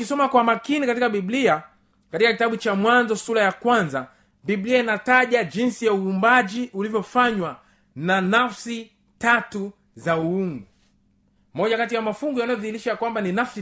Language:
Swahili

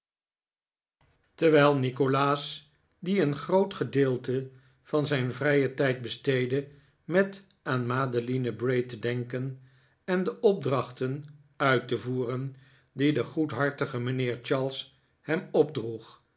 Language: Dutch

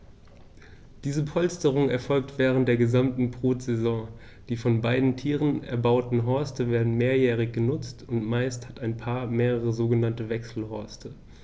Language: German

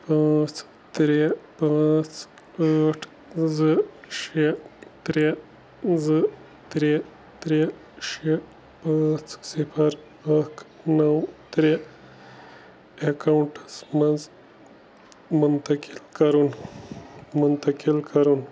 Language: Kashmiri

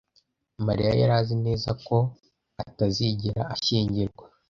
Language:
Kinyarwanda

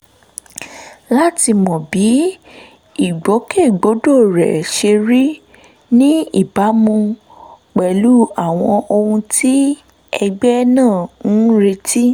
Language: Yoruba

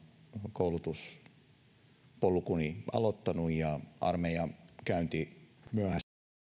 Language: Finnish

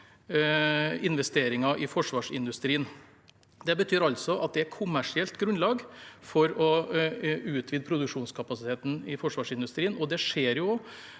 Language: Norwegian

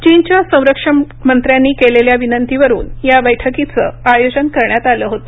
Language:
Marathi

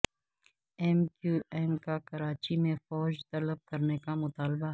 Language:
Urdu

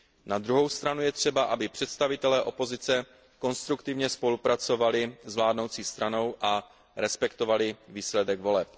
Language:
Czech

